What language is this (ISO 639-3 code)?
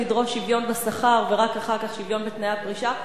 heb